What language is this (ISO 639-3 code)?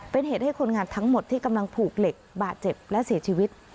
tha